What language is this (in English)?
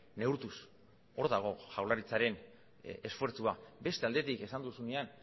Basque